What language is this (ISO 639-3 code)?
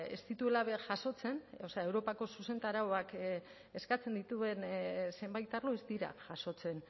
eus